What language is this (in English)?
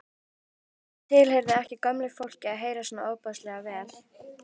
Icelandic